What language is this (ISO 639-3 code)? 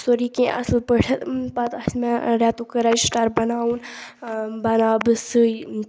kas